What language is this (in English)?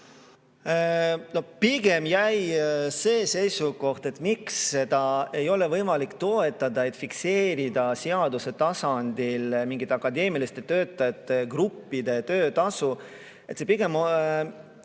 Estonian